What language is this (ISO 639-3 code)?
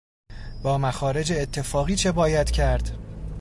fas